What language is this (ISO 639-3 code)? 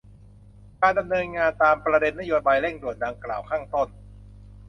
tha